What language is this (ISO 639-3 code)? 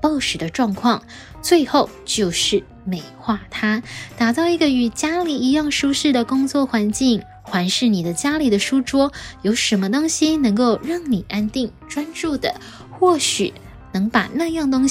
zho